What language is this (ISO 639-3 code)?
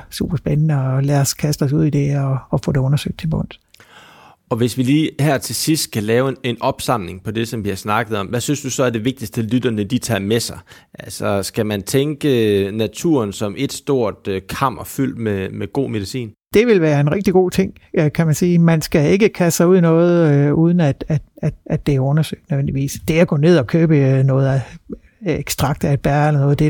dan